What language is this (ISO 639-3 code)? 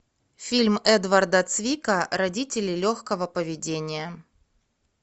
rus